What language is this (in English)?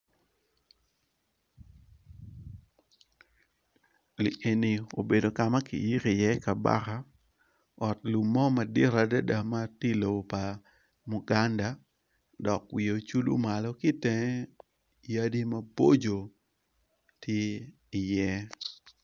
Acoli